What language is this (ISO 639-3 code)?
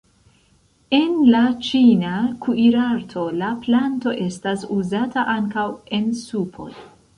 epo